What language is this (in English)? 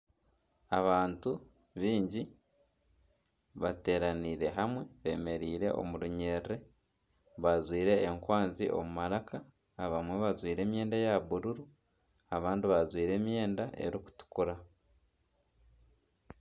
Nyankole